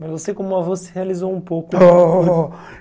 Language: Portuguese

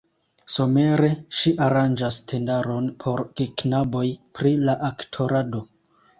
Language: Esperanto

